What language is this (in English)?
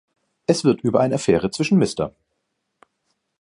German